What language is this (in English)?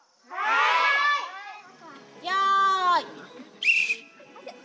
Japanese